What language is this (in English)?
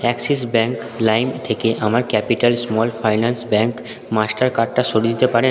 Bangla